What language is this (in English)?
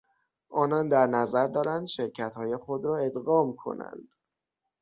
Persian